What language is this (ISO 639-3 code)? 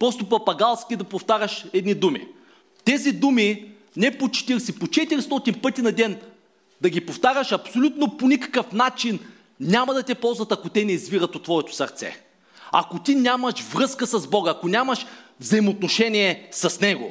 bul